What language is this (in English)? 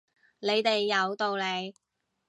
Cantonese